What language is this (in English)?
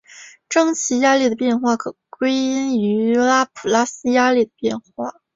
Chinese